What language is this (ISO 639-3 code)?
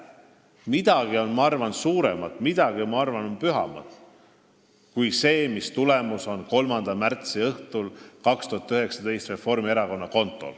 est